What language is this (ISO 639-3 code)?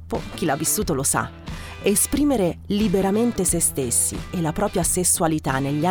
ita